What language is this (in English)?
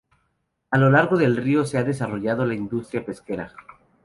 Spanish